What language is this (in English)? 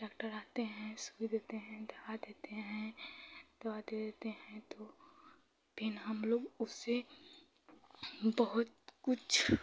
Hindi